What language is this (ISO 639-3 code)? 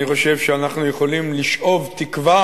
heb